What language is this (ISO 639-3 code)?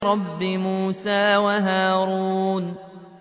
ara